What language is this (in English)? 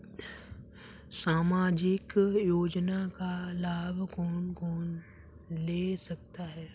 Hindi